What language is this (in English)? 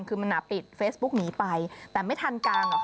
Thai